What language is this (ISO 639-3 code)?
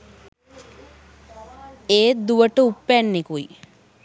sin